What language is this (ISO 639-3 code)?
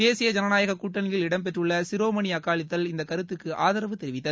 tam